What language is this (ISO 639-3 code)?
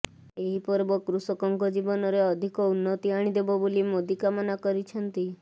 ori